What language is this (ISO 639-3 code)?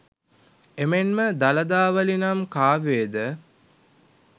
sin